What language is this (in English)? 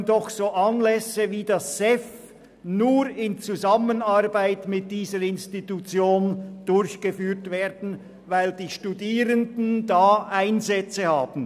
Swiss German